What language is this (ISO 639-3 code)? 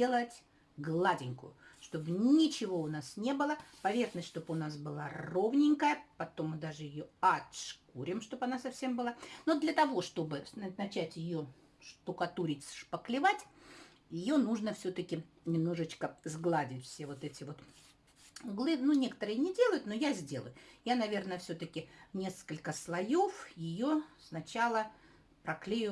rus